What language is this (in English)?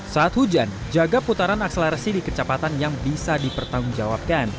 Indonesian